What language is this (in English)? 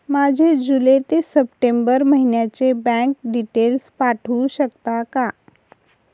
Marathi